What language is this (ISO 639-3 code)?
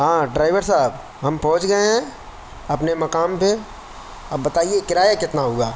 urd